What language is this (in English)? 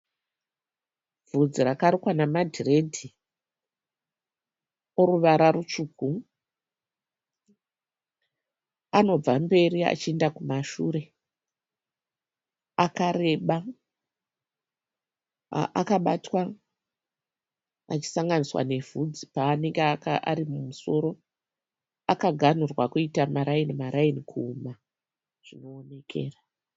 Shona